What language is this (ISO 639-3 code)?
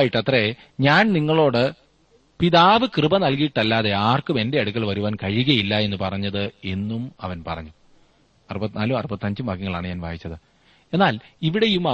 mal